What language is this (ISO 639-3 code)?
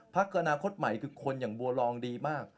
tha